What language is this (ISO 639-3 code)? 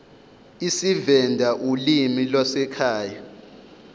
zul